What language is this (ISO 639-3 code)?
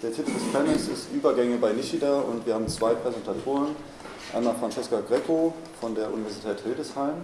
deu